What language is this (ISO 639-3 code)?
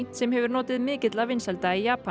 isl